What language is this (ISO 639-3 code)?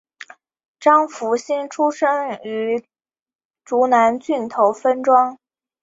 zho